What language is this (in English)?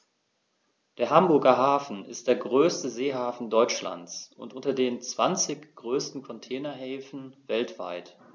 German